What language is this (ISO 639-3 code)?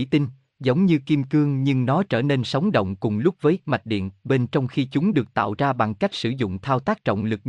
vie